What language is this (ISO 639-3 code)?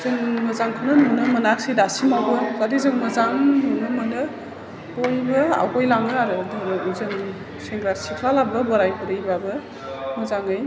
brx